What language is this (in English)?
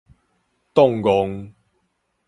Min Nan Chinese